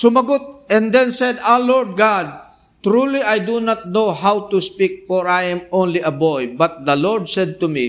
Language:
Filipino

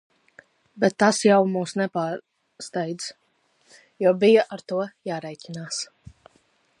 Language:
Latvian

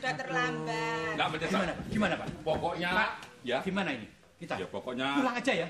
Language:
Indonesian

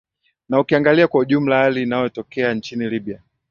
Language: Swahili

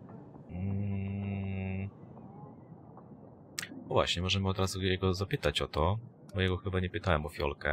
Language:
Polish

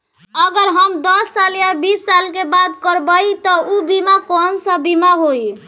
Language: Bhojpuri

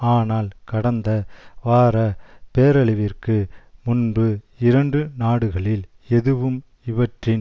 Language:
Tamil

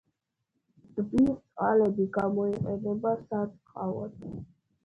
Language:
Georgian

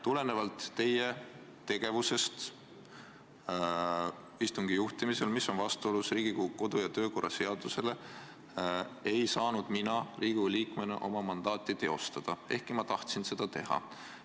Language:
Estonian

